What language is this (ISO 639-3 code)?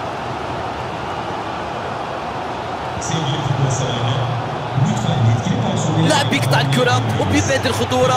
ara